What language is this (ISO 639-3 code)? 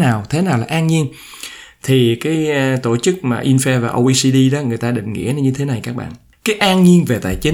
vie